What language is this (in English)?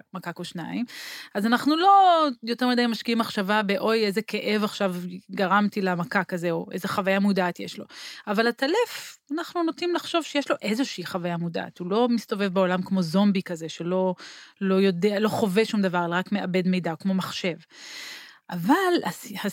Hebrew